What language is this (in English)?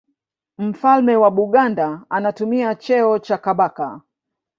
Swahili